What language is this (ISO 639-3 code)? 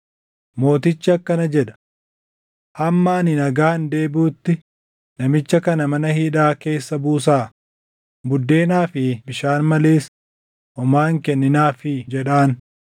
orm